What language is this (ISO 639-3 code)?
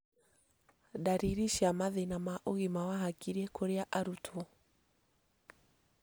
kik